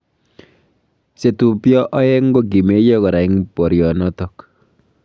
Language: Kalenjin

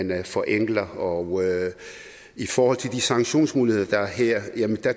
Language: Danish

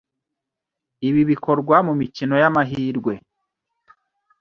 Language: Kinyarwanda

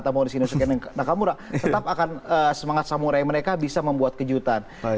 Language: Indonesian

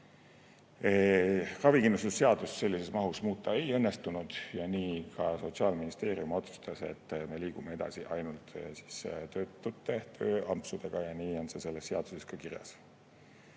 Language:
Estonian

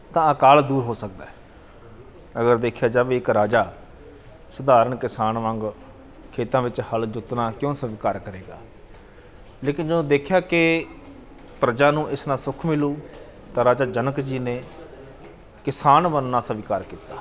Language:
Punjabi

